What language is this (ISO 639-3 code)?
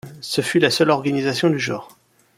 fra